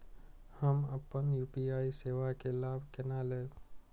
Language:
Maithili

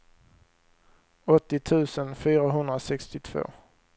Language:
Swedish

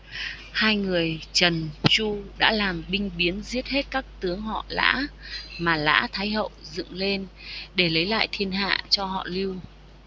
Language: Vietnamese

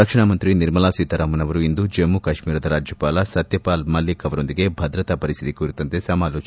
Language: Kannada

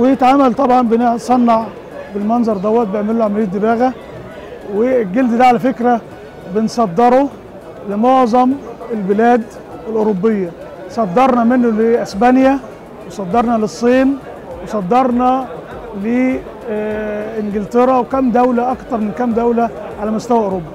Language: Arabic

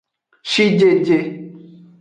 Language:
Aja (Benin)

